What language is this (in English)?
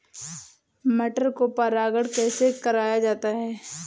Hindi